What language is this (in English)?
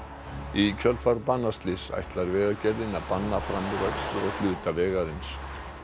Icelandic